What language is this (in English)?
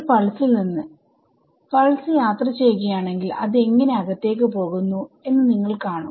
Malayalam